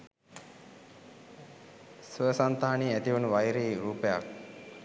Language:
Sinhala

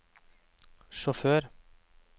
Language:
Norwegian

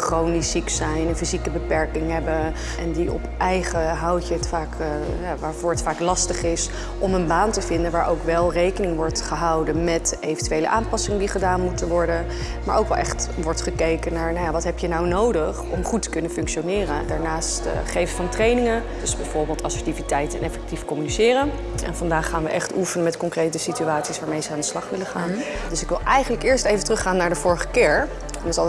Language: Dutch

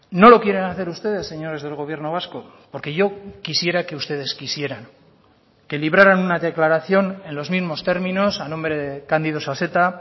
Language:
Spanish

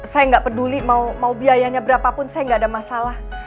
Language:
Indonesian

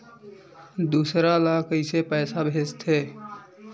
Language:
Chhattisgarhi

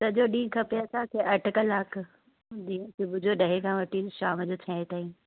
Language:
Sindhi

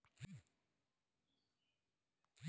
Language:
Bhojpuri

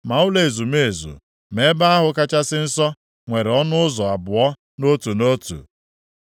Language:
Igbo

